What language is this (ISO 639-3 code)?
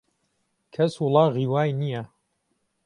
ckb